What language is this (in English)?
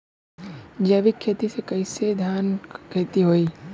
Bhojpuri